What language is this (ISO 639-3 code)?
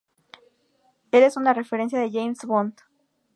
spa